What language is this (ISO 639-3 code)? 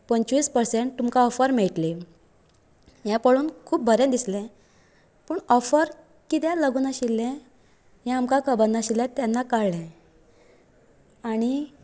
kok